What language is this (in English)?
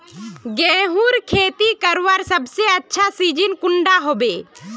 Magahi